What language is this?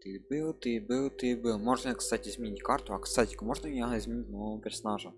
Russian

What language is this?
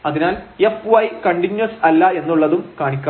Malayalam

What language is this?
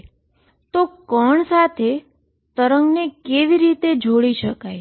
Gujarati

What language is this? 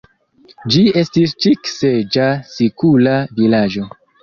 Esperanto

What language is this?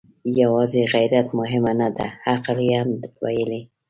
Pashto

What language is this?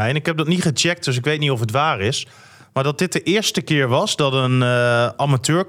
Dutch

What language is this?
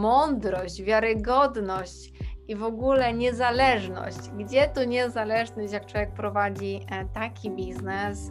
Polish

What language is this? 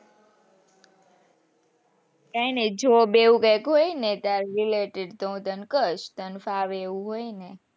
Gujarati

